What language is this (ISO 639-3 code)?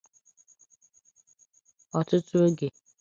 ibo